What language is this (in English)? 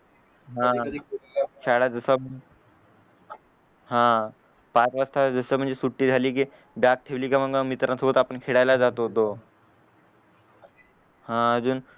Marathi